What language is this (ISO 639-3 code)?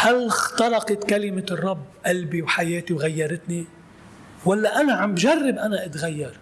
ara